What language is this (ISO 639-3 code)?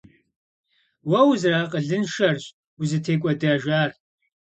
kbd